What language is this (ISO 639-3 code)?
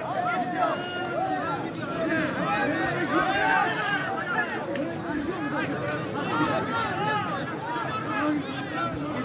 tur